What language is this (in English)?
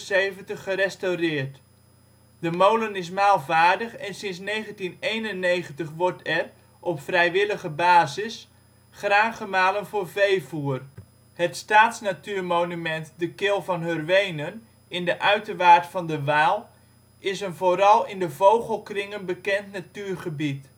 Dutch